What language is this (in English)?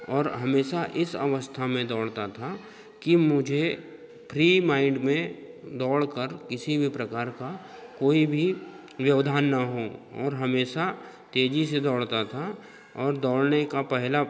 Hindi